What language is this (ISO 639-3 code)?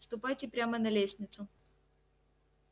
rus